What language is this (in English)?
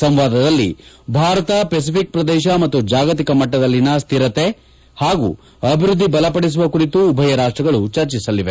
Kannada